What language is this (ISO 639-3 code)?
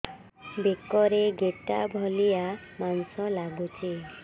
ori